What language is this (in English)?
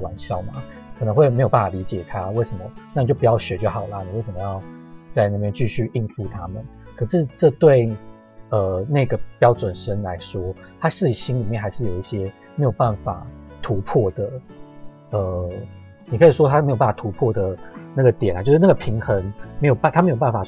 Chinese